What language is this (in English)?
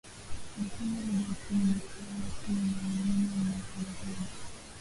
Swahili